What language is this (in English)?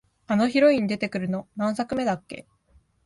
Japanese